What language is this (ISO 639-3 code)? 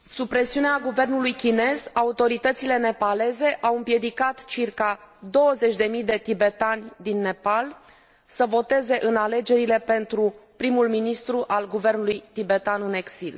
ron